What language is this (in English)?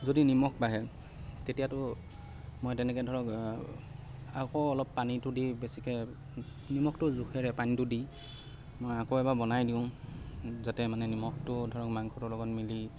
Assamese